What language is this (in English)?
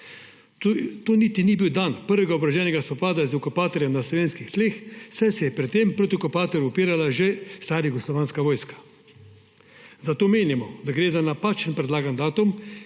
Slovenian